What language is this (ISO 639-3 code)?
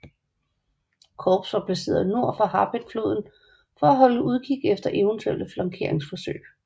dan